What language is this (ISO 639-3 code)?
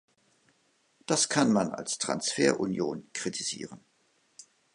deu